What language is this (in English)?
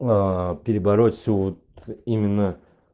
Russian